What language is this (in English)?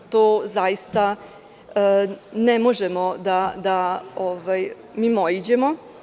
Serbian